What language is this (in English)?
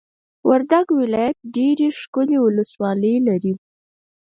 Pashto